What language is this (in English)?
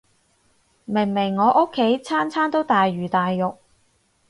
Cantonese